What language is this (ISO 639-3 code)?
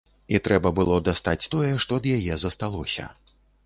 bel